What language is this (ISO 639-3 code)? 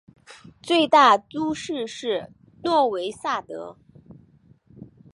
zho